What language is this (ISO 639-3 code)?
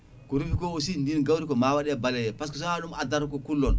ful